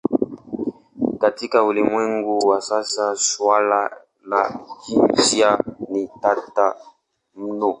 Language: Swahili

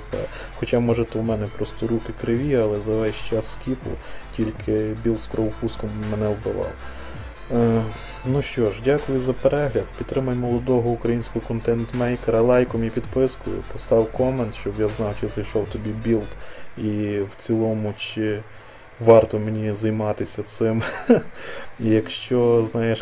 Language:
Ukrainian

